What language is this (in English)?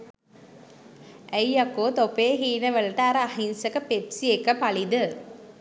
Sinhala